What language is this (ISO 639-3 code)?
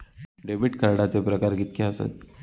mar